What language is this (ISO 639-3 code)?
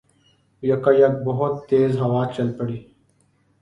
urd